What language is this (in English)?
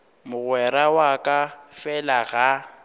Northern Sotho